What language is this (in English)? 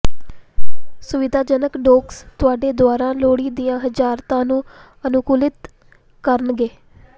Punjabi